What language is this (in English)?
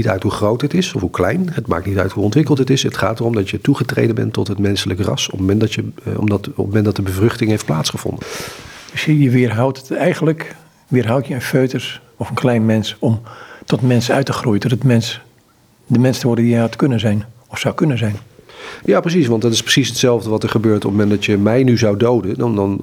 Dutch